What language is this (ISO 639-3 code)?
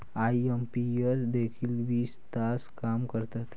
mar